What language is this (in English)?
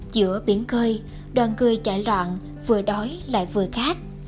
Vietnamese